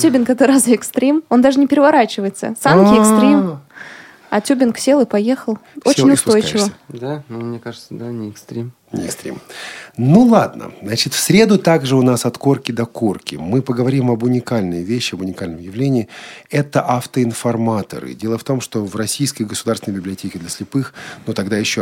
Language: Russian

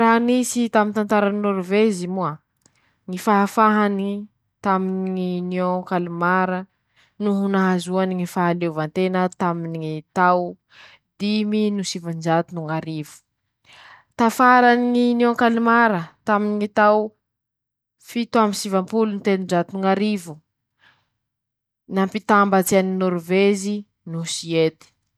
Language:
Masikoro Malagasy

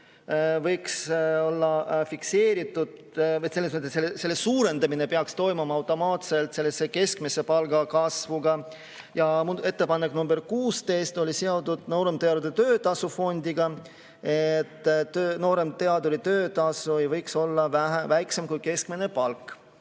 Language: Estonian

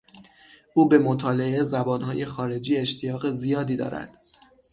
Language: Persian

